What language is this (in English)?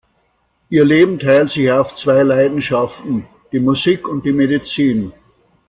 German